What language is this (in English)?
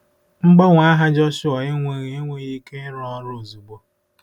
Igbo